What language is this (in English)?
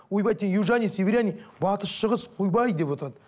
Kazakh